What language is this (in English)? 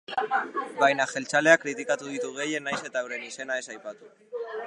Basque